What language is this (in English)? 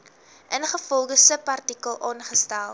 Afrikaans